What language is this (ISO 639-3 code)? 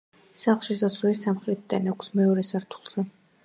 kat